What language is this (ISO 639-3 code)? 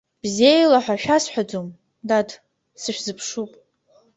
abk